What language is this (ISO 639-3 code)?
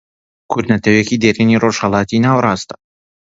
ckb